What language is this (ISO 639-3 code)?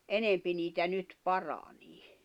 fin